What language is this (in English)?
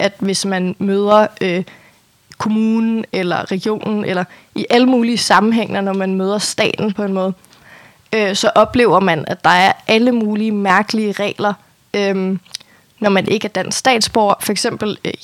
Danish